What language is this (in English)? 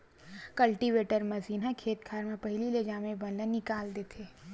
Chhattisgarhi